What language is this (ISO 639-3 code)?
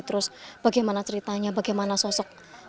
ind